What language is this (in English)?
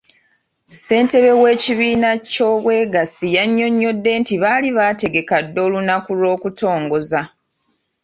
Ganda